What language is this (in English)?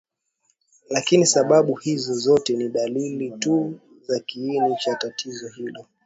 Swahili